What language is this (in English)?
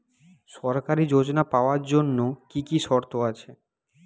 Bangla